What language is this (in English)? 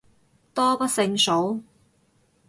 Cantonese